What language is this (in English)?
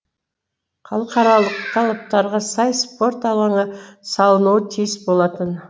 Kazakh